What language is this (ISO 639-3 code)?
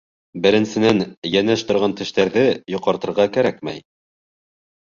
bak